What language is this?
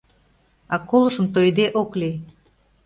Mari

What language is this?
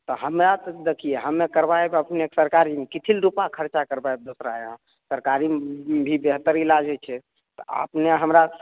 Maithili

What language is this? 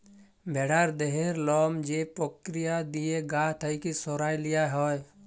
Bangla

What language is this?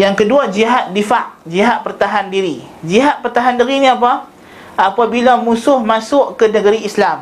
Malay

